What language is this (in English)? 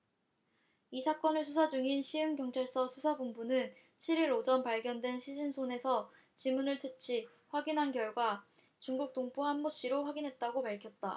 Korean